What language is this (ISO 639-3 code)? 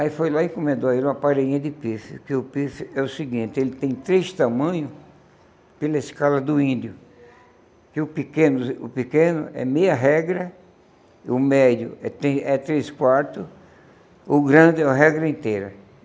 por